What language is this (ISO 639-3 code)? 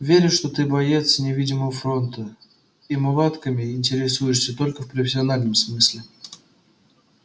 rus